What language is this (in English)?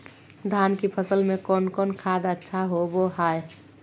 Magahi